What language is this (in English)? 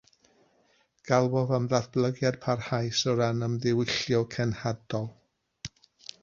Welsh